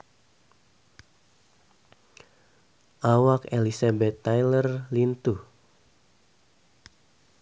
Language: Sundanese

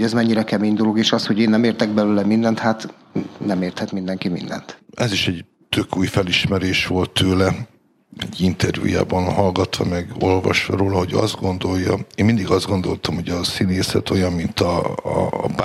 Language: Hungarian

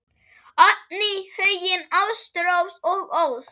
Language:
Icelandic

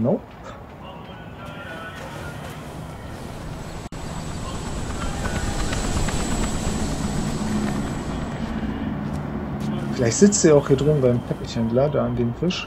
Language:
German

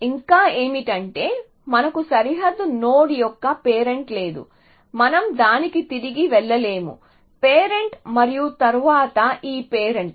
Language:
Telugu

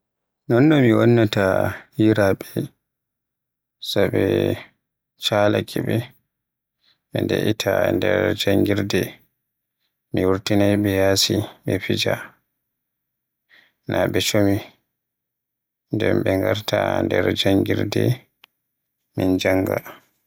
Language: Western Niger Fulfulde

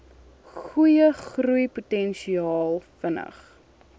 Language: Afrikaans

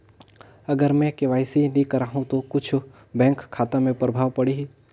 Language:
Chhattisgarhi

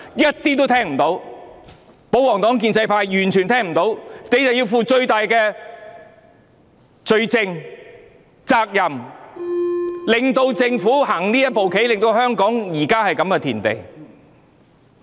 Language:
Cantonese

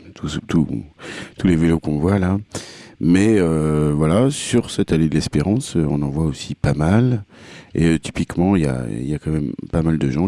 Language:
French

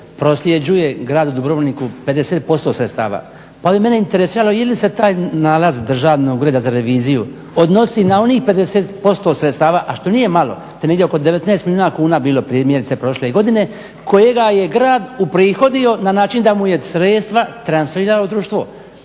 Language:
Croatian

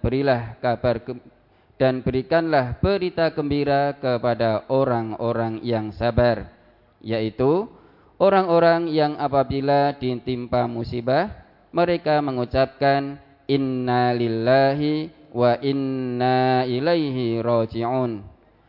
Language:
Indonesian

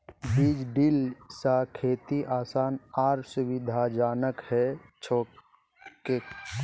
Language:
Magahi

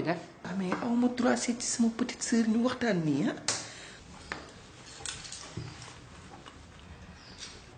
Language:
French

